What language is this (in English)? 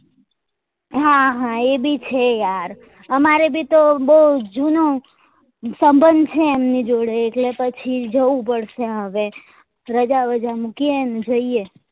Gujarati